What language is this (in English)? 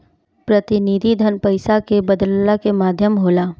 Bhojpuri